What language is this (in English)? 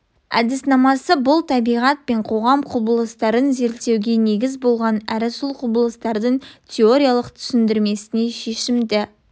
Kazakh